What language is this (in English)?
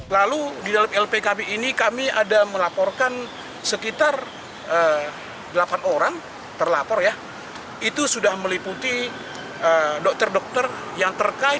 Indonesian